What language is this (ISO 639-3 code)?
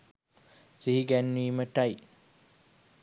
sin